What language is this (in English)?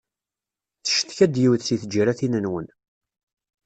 Kabyle